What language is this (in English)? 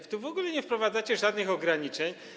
Polish